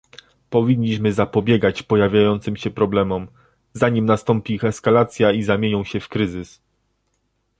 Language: Polish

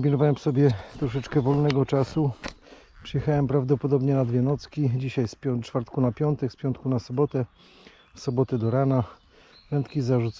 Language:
Polish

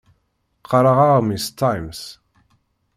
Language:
Kabyle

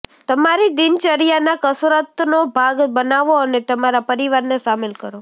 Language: Gujarati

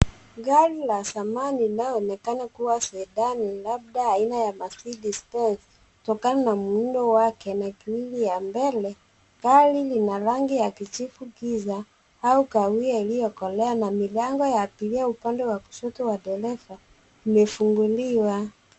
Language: Swahili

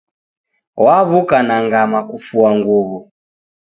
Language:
Taita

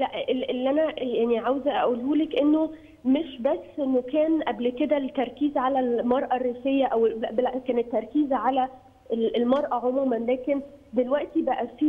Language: Arabic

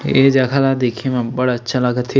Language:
Chhattisgarhi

